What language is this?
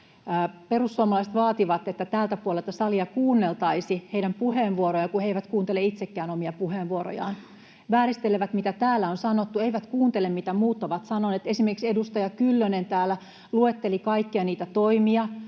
Finnish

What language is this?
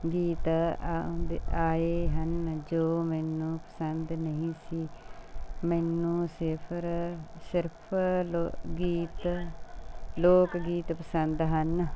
Punjabi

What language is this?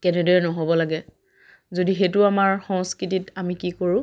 Assamese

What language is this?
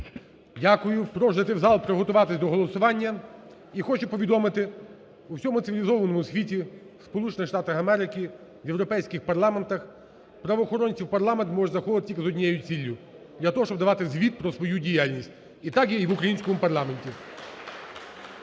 Ukrainian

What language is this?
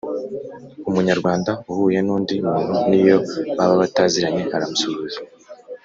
Kinyarwanda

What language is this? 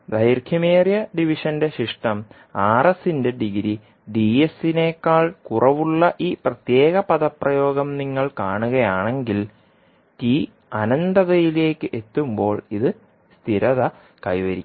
Malayalam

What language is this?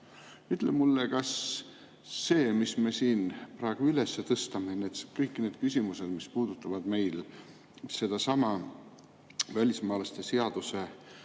Estonian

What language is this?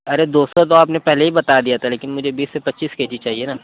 Urdu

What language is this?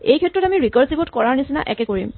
Assamese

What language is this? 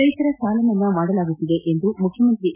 Kannada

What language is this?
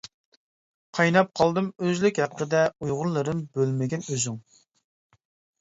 Uyghur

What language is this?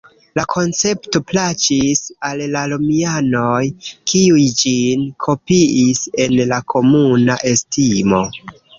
Esperanto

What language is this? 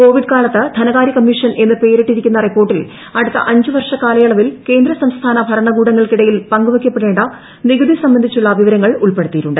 Malayalam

